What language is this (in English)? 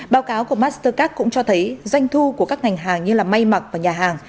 Vietnamese